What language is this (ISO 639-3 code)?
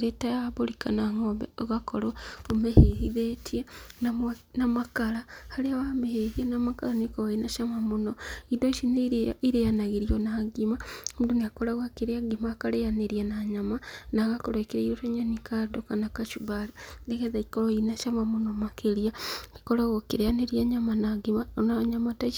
kik